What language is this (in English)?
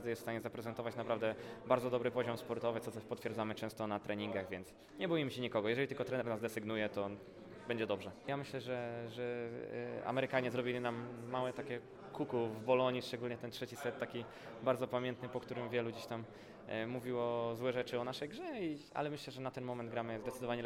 Polish